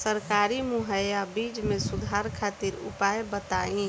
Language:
Bhojpuri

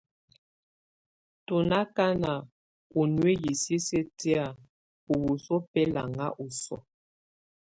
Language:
Tunen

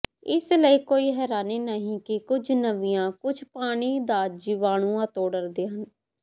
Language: Punjabi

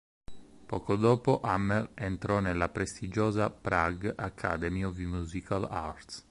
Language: Italian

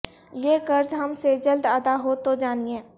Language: Urdu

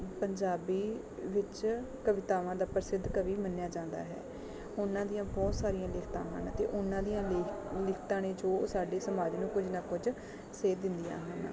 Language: Punjabi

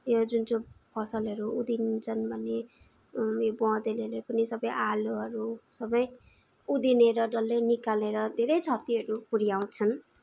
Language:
Nepali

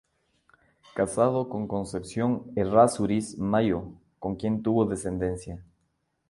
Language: Spanish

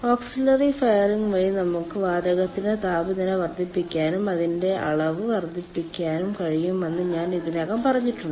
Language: Malayalam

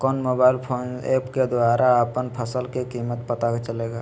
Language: Magahi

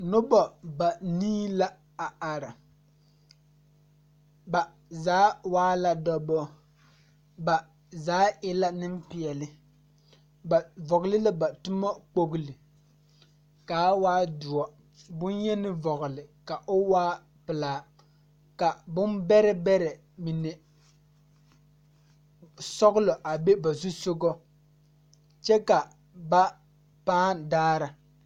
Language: Southern Dagaare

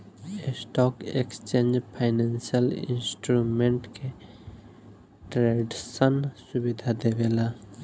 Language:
Bhojpuri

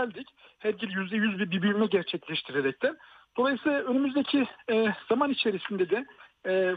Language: Turkish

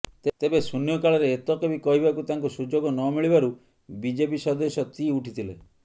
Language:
Odia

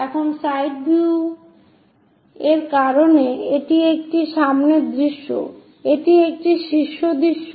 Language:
Bangla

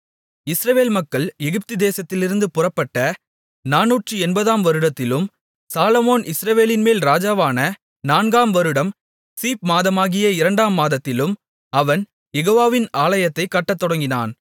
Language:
Tamil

